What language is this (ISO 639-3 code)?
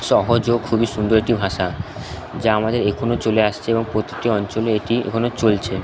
ben